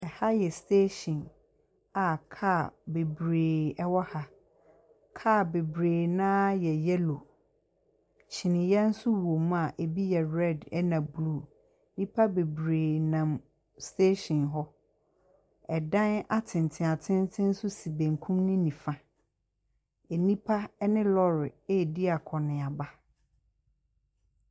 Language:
Akan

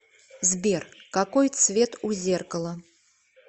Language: Russian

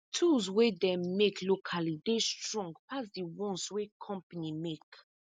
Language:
Nigerian Pidgin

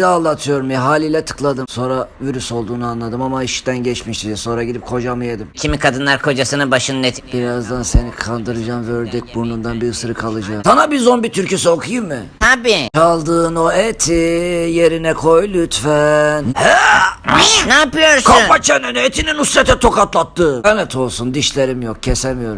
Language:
Turkish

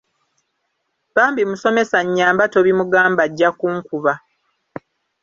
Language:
Ganda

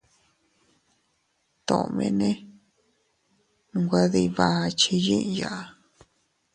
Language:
Teutila Cuicatec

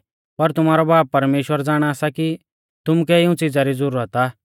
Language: Mahasu Pahari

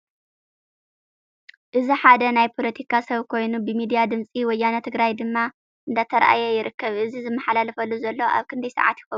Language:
Tigrinya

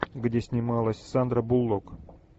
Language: Russian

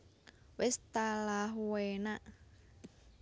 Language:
Javanese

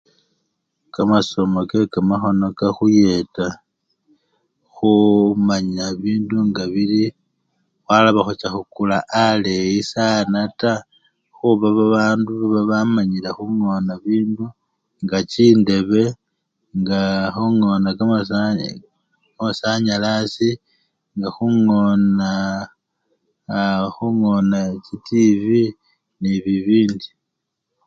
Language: Luyia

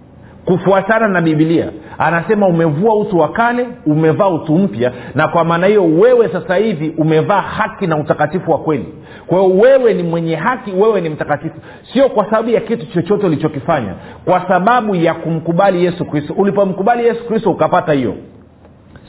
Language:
Swahili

